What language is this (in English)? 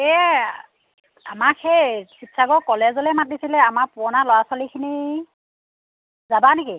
Assamese